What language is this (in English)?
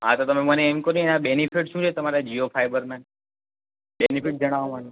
Gujarati